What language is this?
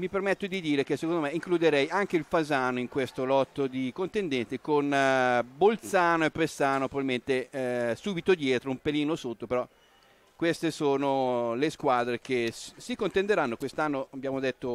Italian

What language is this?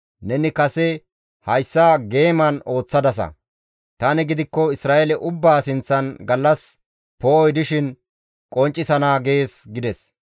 Gamo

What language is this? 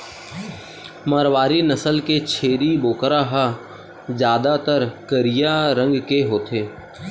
Chhattisgarhi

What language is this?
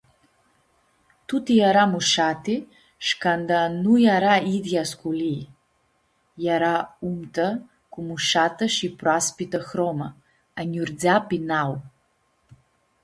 Aromanian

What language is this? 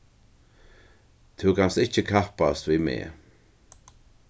Faroese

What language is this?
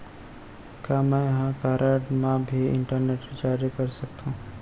Chhattisgarhi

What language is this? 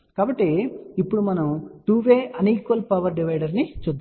Telugu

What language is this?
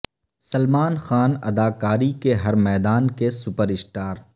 Urdu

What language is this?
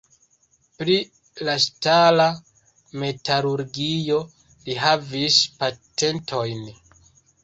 Esperanto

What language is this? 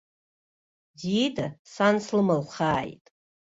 Abkhazian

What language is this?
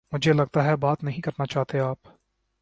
Urdu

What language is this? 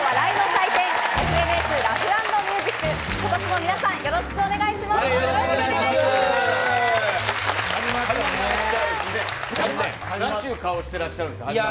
Japanese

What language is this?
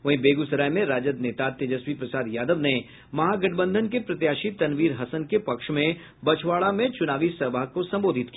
Hindi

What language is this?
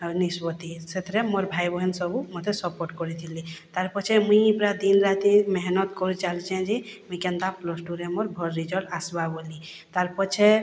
Odia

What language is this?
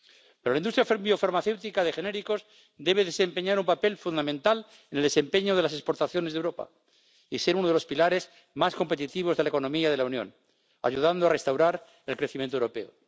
Spanish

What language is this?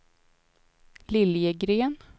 Swedish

